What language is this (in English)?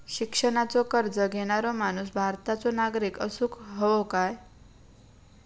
Marathi